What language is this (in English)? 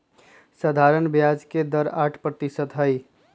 Magahi